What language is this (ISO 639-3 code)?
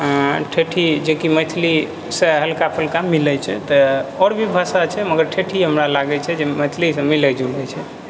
mai